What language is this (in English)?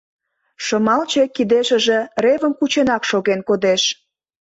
Mari